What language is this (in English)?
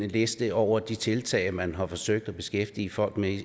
Danish